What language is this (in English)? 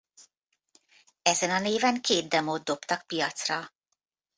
Hungarian